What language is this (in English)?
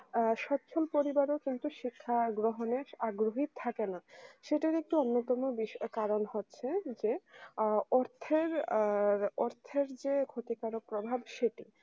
Bangla